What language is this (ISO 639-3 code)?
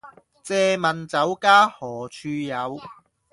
yue